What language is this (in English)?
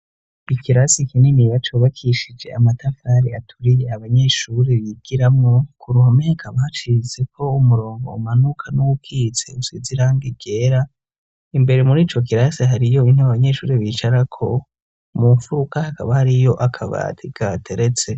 Rundi